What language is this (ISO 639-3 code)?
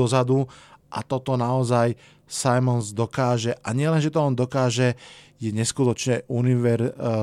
slk